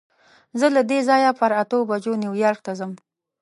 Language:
Pashto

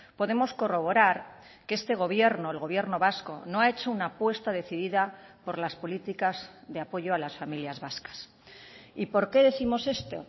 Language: Spanish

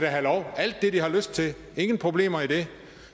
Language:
Danish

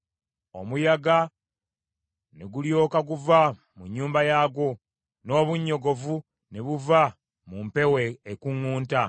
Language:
Ganda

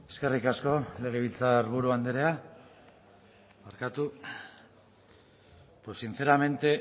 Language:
Basque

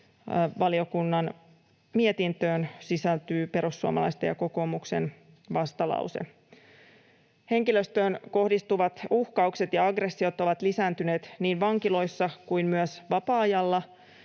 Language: Finnish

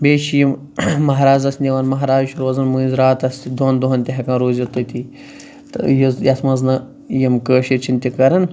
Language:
Kashmiri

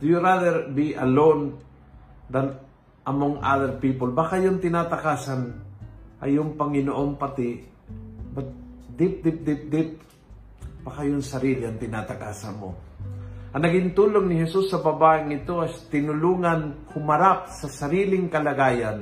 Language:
Filipino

